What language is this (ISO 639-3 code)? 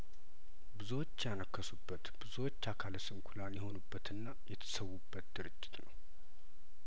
amh